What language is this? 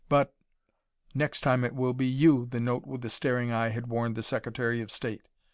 English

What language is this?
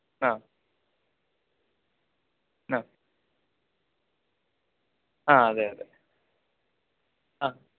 Malayalam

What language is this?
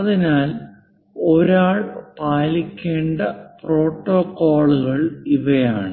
Malayalam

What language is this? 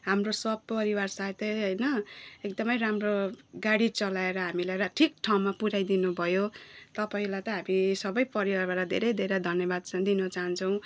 Nepali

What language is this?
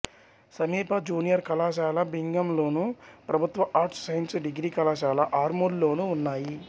Telugu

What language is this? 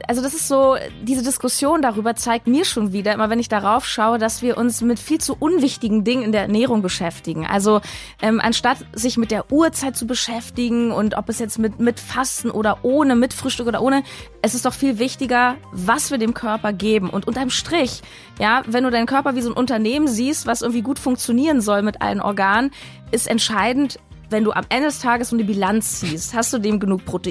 German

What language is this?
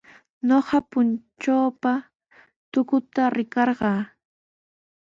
Sihuas Ancash Quechua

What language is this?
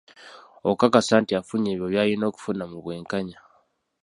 Ganda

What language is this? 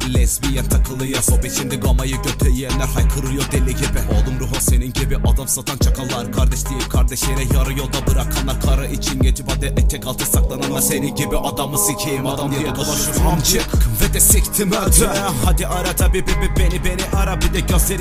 Turkish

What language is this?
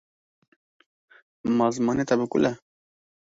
Kurdish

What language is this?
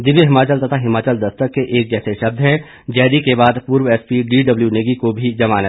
Hindi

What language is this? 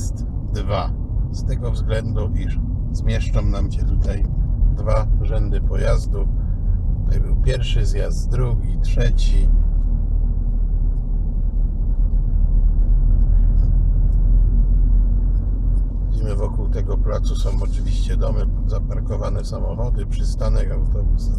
Polish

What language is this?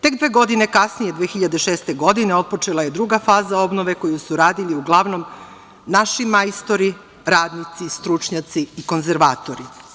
Serbian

